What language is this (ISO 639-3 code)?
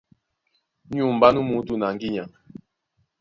dua